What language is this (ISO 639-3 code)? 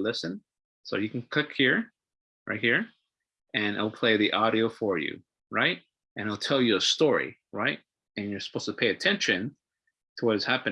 eng